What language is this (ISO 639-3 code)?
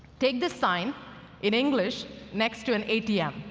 eng